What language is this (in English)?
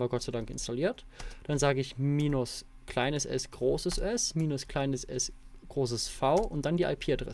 German